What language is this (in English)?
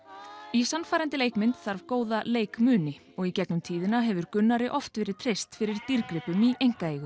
Icelandic